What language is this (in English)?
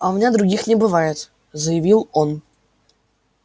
Russian